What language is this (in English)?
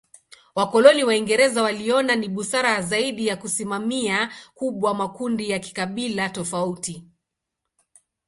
Swahili